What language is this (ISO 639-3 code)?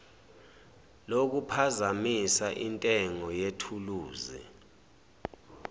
zul